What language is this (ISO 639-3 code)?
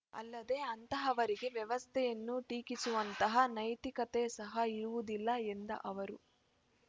kan